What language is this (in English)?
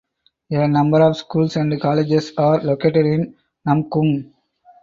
English